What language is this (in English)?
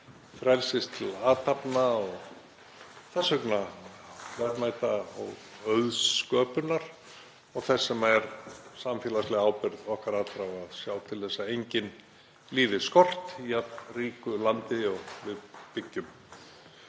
Icelandic